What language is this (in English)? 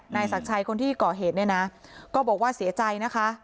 Thai